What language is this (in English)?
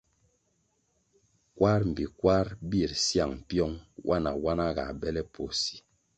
Kwasio